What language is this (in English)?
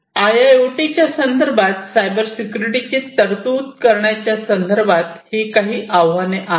Marathi